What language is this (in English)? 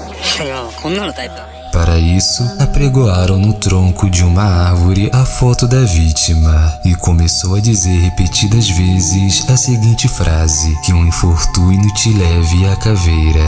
Portuguese